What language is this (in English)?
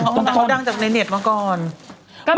Thai